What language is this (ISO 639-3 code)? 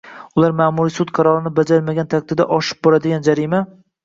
uzb